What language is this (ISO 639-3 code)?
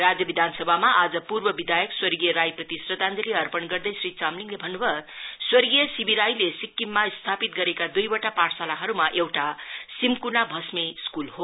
nep